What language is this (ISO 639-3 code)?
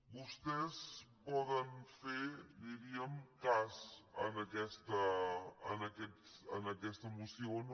cat